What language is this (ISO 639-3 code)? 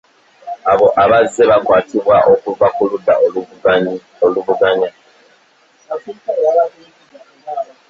lug